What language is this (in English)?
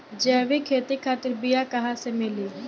Bhojpuri